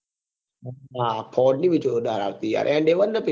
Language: Gujarati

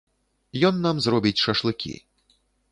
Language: Belarusian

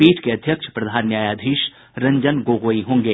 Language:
Hindi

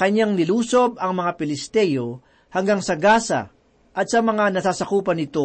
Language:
Filipino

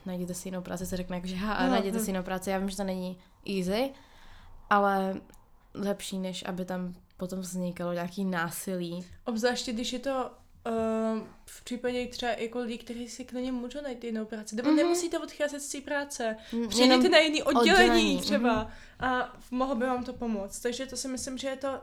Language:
Czech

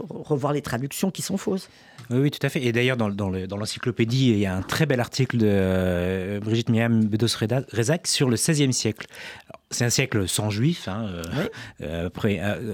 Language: French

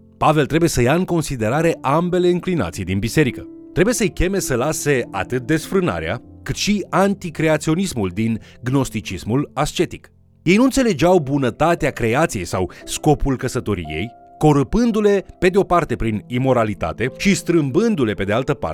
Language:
Romanian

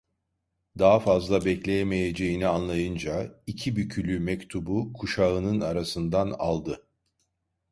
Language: Turkish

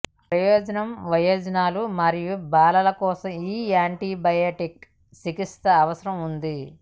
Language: Telugu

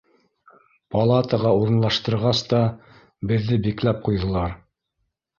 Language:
Bashkir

